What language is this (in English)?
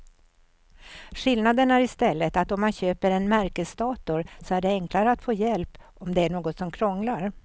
Swedish